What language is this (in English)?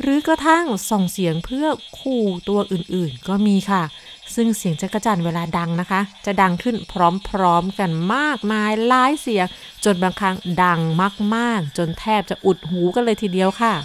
Thai